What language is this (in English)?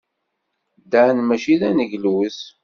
Kabyle